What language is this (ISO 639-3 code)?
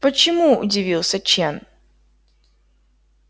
rus